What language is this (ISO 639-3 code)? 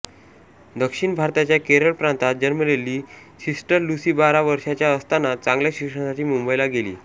mar